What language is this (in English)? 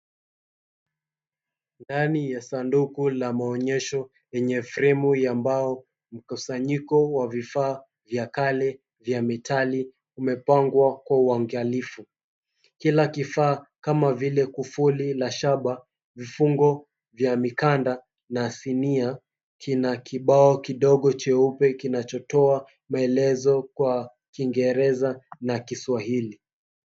Swahili